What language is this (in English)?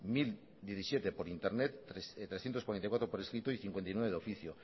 Spanish